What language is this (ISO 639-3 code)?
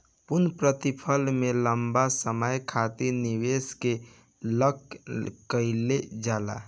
bho